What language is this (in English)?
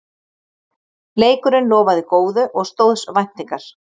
Icelandic